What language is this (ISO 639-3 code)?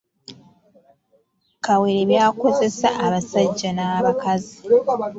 lug